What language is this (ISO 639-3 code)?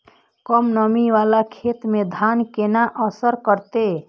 mai